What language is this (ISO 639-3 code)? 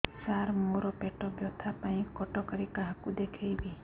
ori